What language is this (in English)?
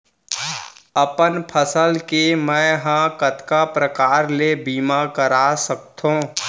Chhattisgarhi